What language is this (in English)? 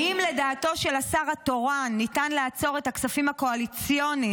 Hebrew